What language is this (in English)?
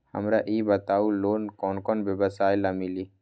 Magahi